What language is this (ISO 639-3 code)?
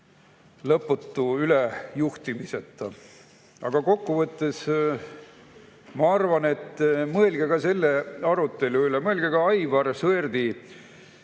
est